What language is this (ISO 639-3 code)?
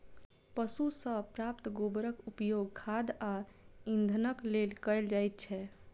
mai